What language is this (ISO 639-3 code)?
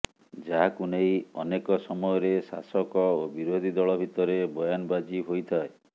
ori